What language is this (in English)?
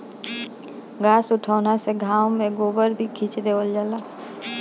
Bhojpuri